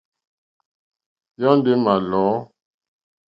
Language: Mokpwe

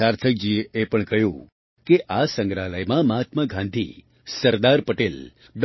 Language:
Gujarati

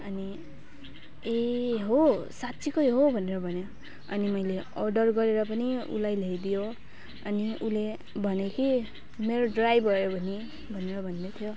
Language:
Nepali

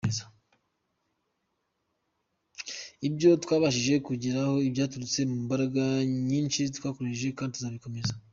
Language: Kinyarwanda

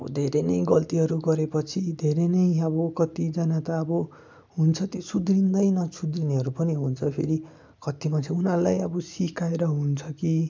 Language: Nepali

